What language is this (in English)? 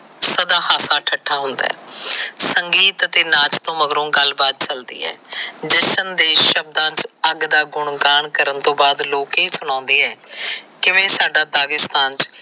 Punjabi